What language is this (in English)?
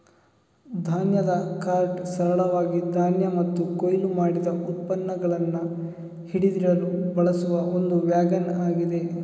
Kannada